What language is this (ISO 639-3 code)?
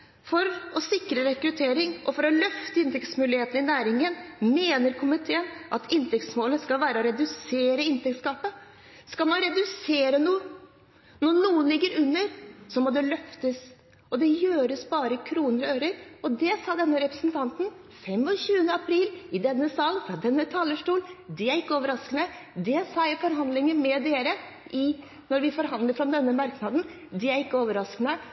nob